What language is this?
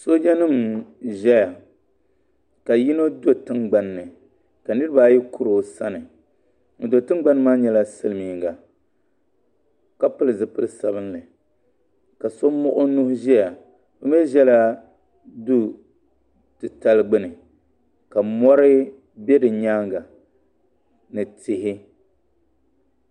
Dagbani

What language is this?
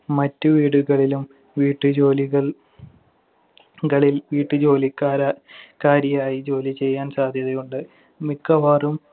Malayalam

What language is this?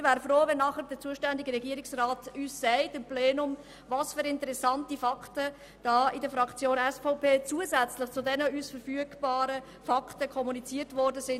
Swiss German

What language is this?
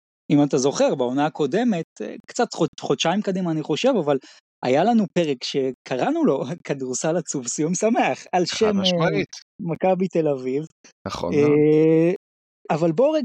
Hebrew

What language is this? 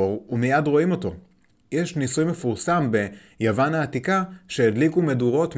Hebrew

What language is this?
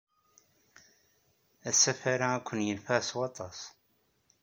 Kabyle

